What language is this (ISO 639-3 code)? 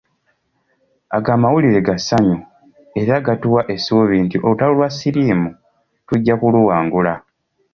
lug